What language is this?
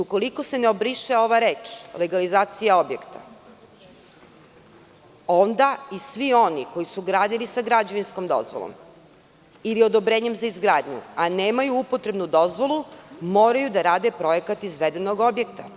Serbian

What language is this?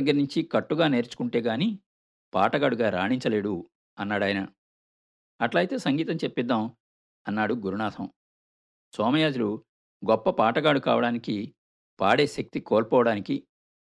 Telugu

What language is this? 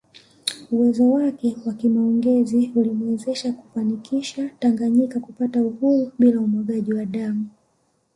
Swahili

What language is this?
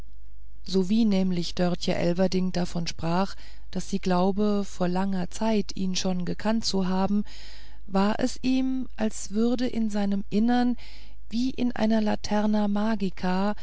German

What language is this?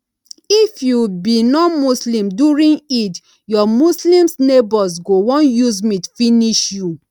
Nigerian Pidgin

